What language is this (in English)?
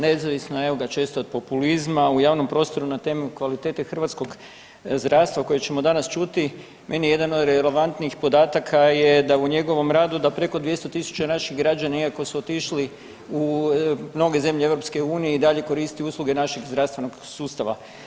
Croatian